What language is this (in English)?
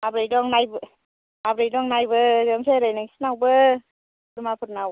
Bodo